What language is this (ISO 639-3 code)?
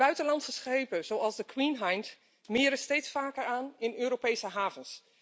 nld